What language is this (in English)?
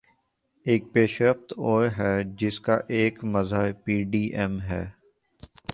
Urdu